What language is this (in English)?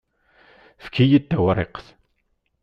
Kabyle